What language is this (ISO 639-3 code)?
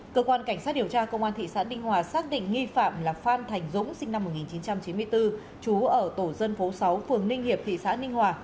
vie